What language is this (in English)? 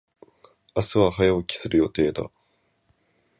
Japanese